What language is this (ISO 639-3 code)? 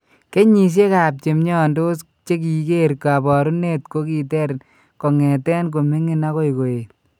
kln